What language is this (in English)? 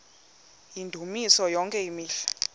Xhosa